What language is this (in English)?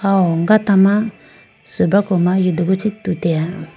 Idu-Mishmi